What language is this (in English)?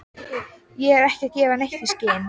Icelandic